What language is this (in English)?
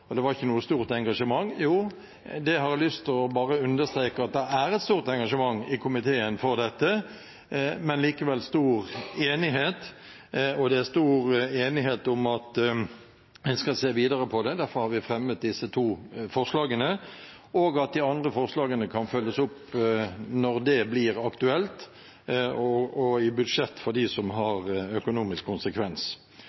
Norwegian Bokmål